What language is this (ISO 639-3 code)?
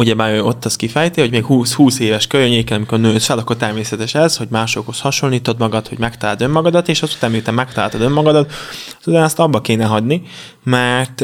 hun